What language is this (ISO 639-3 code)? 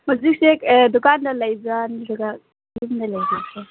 mni